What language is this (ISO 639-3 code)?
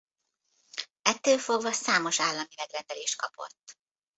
hun